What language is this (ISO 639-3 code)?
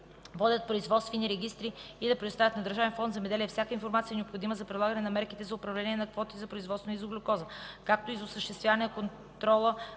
bul